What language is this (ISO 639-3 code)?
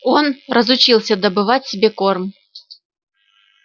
rus